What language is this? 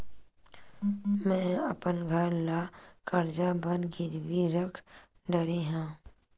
Chhattisgarhi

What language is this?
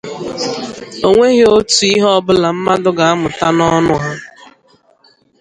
Igbo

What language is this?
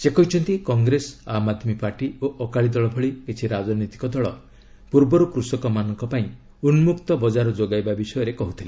Odia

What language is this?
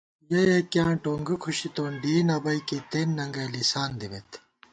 Gawar-Bati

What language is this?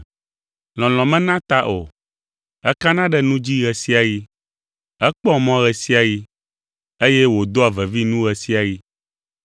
Ewe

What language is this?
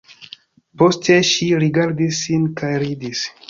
Esperanto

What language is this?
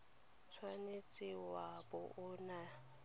Tswana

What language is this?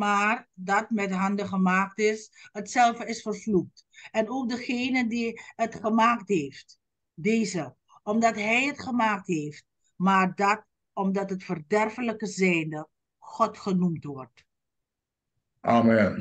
Dutch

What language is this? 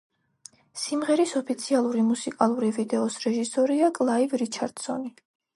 Georgian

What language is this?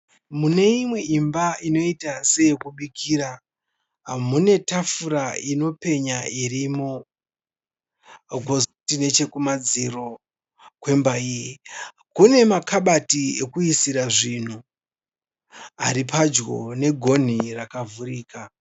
Shona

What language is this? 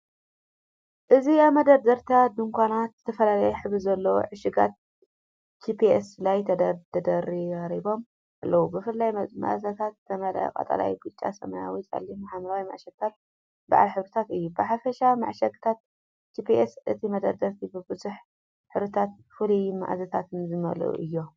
Tigrinya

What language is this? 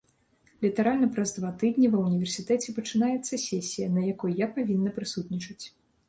Belarusian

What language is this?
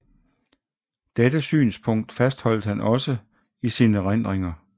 Danish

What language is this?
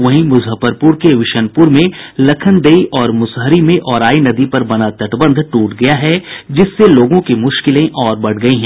Hindi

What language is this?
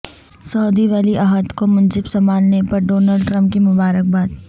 Urdu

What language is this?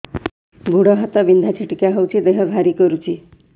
Odia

